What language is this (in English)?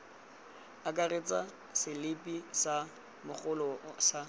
Tswana